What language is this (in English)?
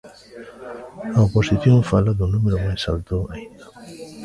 Galician